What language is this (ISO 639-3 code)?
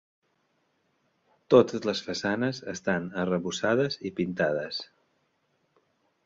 cat